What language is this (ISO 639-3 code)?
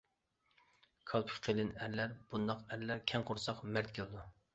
uig